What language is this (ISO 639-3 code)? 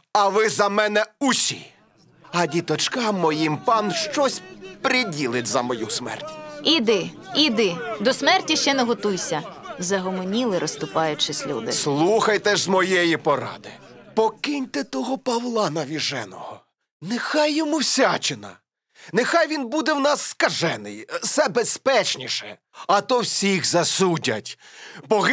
ukr